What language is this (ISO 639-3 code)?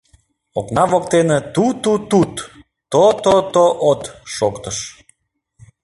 chm